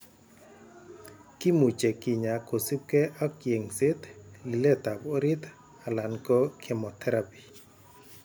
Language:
Kalenjin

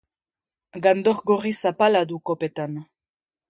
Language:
Basque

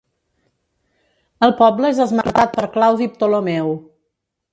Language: Catalan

